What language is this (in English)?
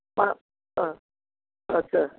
Nepali